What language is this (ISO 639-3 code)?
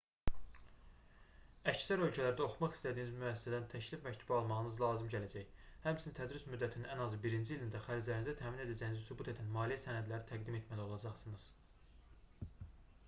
aze